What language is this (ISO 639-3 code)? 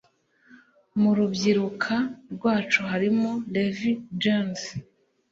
kin